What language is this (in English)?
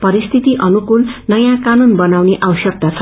Nepali